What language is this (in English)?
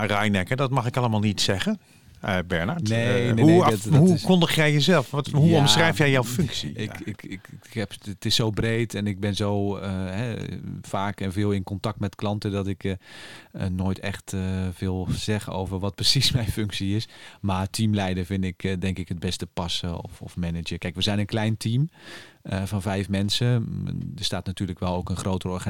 Dutch